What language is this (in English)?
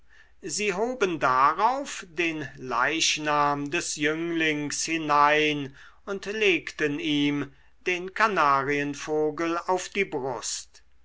German